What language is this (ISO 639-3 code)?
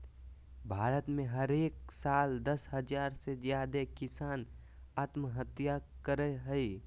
mag